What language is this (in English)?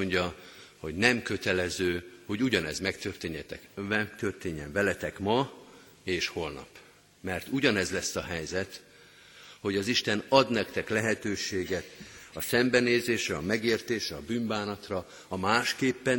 Hungarian